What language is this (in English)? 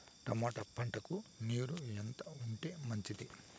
Telugu